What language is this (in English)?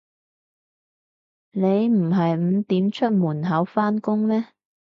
Cantonese